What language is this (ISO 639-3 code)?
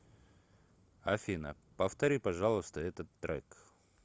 rus